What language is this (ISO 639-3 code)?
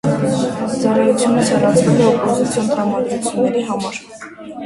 hye